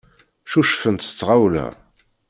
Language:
Kabyle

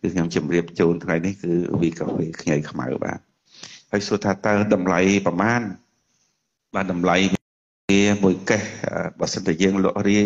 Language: Vietnamese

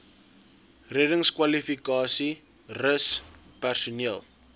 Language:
Afrikaans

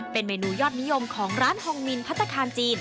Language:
Thai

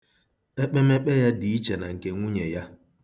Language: Igbo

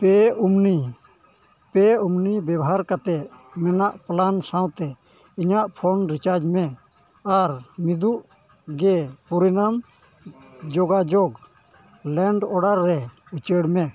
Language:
Santali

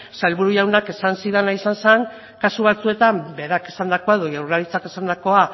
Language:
Basque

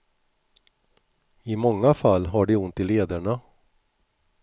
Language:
Swedish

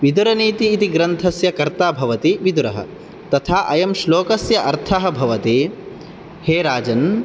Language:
Sanskrit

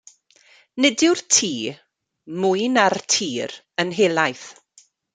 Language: Welsh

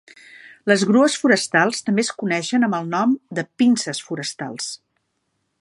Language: Catalan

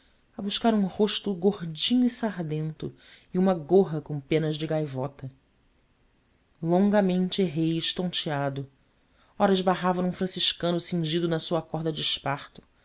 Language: Portuguese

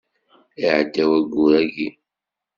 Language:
Kabyle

